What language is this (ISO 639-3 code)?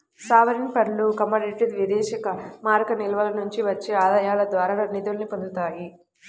tel